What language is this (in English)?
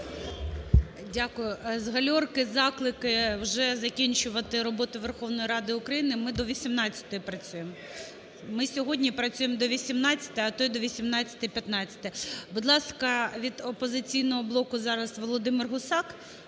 Ukrainian